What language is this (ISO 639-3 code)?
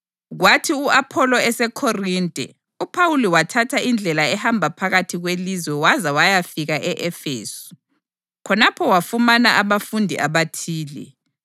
nde